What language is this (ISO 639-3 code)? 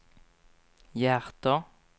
swe